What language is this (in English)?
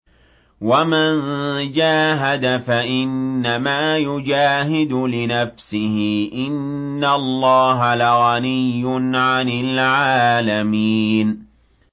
Arabic